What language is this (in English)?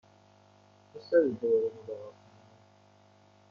Persian